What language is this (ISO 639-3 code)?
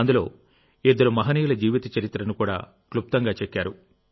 tel